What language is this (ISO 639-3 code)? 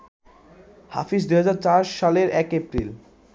ben